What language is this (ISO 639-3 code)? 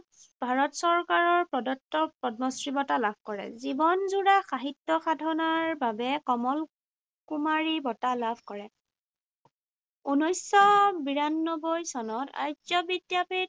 asm